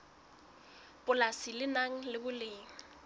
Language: Southern Sotho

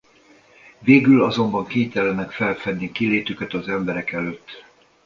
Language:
Hungarian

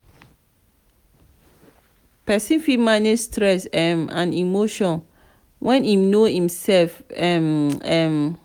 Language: Nigerian Pidgin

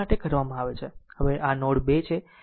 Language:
Gujarati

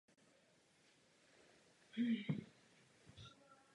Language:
Czech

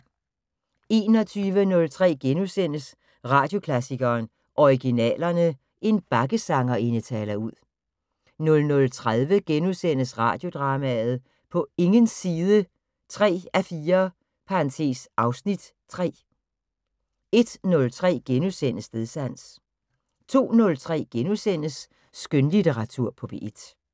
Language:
Danish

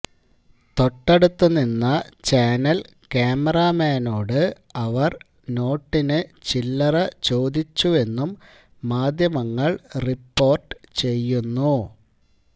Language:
Malayalam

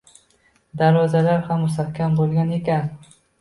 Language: Uzbek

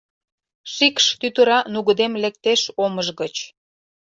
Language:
Mari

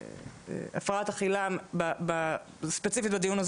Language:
Hebrew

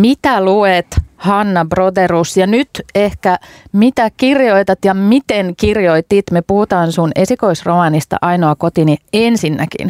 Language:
Finnish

